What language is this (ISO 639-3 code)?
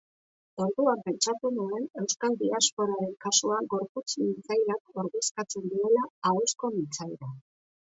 eus